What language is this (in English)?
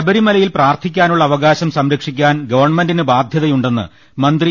Malayalam